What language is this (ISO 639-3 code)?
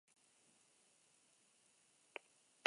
eus